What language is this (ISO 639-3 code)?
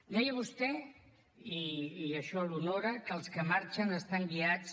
cat